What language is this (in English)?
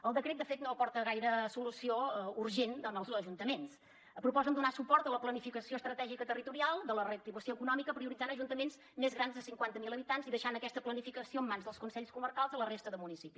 Catalan